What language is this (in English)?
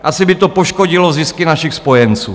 Czech